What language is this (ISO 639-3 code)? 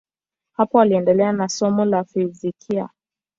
swa